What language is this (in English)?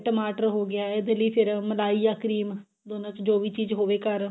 Punjabi